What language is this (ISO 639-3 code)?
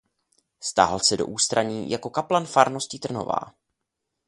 ces